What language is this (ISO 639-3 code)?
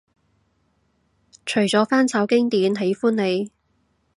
yue